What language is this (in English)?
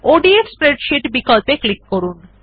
Bangla